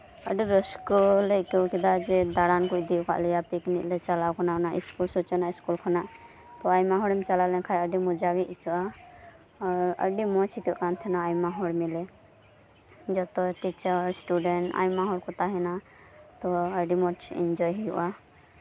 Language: Santali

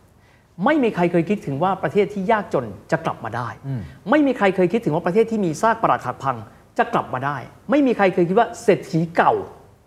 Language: Thai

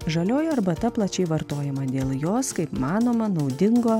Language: Lithuanian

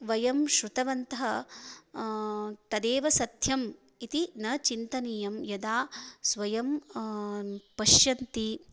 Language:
Sanskrit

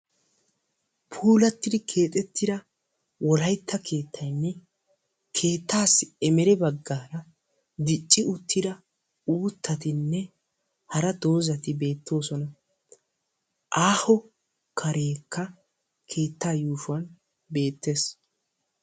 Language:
Wolaytta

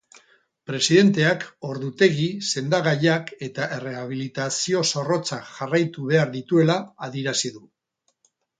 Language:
Basque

